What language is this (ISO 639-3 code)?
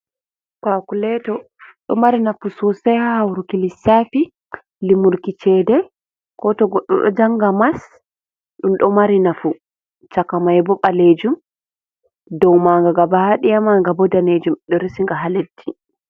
ful